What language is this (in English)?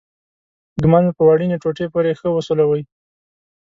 Pashto